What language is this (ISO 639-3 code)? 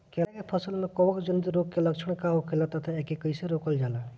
bho